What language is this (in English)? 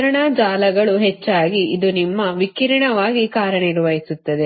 Kannada